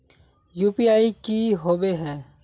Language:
Magahi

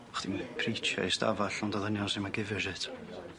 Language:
Welsh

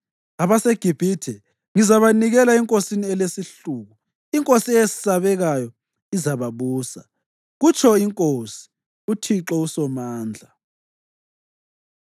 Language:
North Ndebele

